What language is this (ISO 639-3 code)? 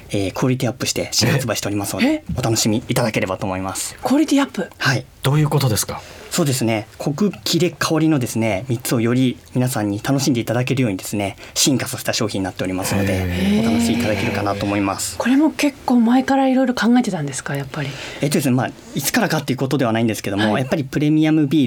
jpn